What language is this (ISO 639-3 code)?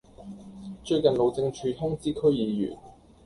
yue